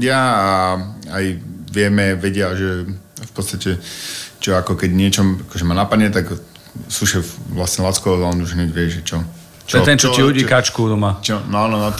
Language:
Slovak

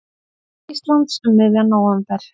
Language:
Icelandic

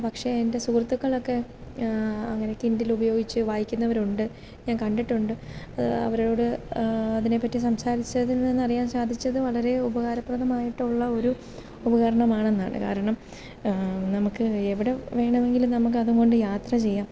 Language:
Malayalam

